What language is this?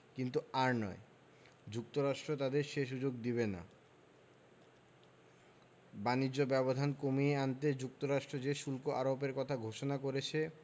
Bangla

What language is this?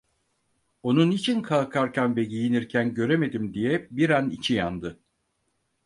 Turkish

